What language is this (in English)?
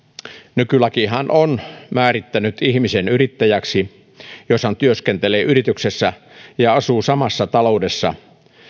Finnish